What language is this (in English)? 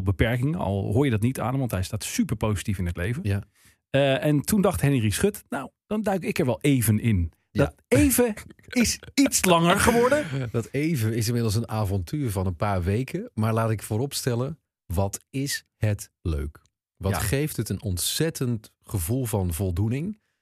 Dutch